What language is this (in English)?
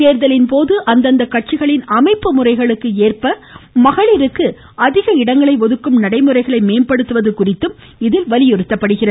Tamil